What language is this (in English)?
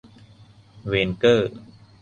Thai